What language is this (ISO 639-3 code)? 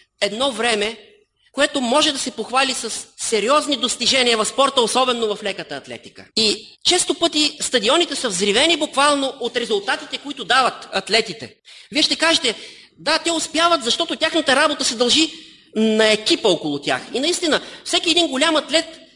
bul